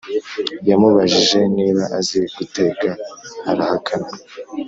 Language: Kinyarwanda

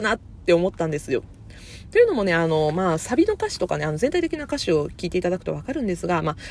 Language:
Japanese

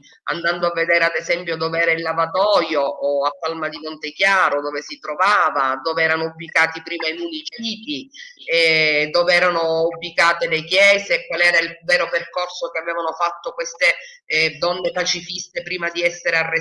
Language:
Italian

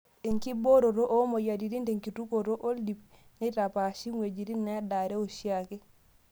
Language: Masai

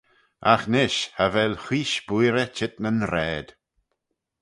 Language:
Manx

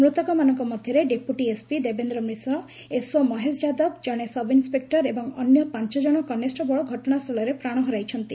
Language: Odia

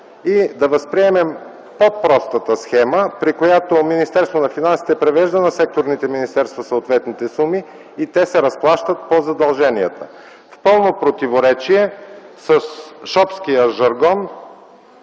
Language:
Bulgarian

